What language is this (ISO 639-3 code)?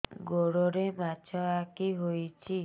ori